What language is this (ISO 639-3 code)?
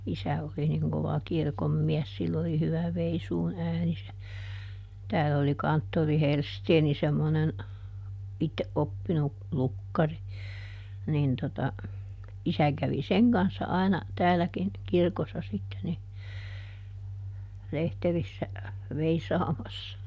fin